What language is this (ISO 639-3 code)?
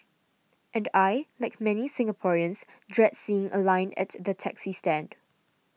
eng